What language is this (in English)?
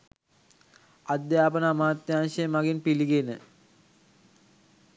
Sinhala